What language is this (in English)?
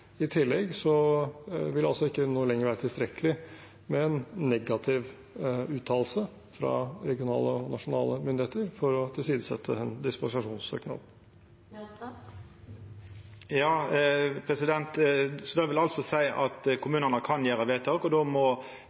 Norwegian